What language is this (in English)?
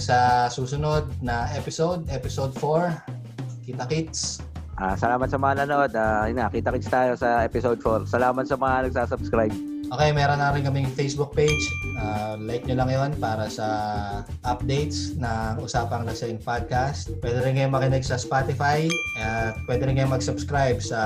Filipino